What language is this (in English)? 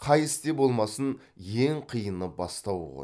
Kazakh